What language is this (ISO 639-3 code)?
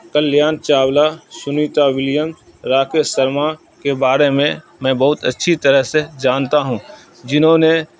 urd